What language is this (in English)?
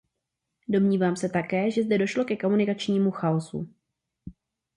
Czech